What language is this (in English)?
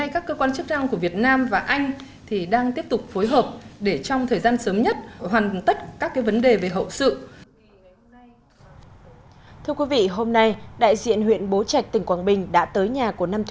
Vietnamese